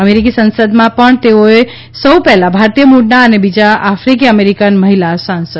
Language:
Gujarati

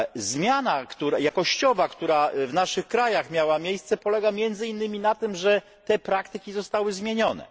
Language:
Polish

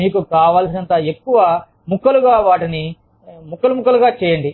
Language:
Telugu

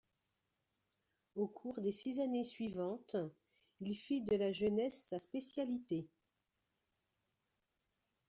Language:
French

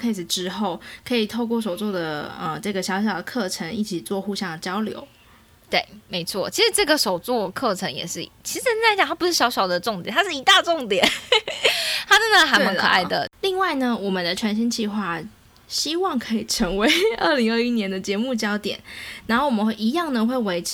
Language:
Chinese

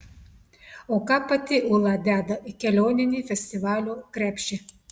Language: Lithuanian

